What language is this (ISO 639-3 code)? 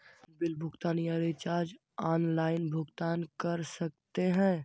mag